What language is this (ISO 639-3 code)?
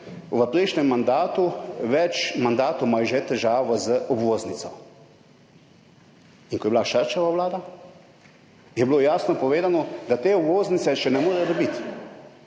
slv